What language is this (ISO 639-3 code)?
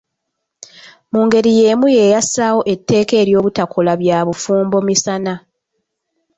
lug